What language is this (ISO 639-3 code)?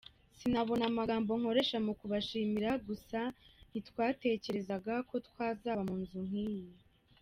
kin